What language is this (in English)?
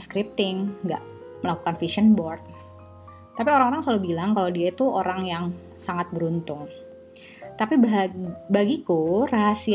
Indonesian